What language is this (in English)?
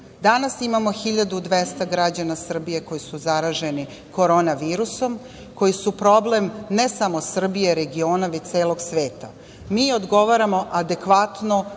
Serbian